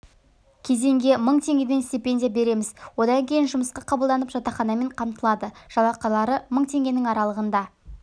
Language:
Kazakh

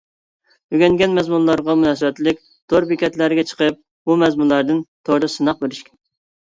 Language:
Uyghur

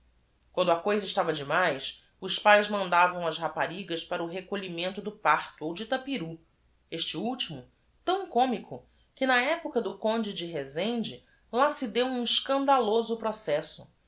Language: Portuguese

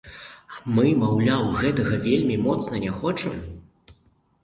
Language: Belarusian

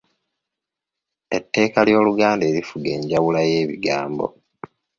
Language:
Ganda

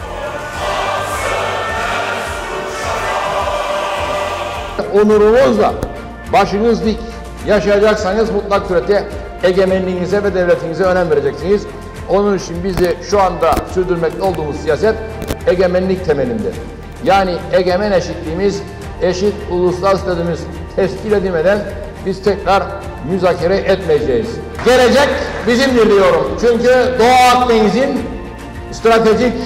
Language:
Turkish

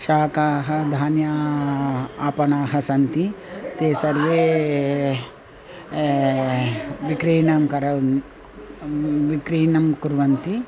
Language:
Sanskrit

